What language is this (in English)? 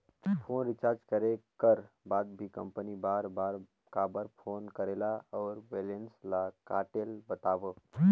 Chhattisgarhi